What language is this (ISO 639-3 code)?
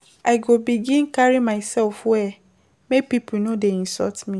pcm